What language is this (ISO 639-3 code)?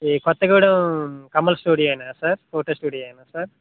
tel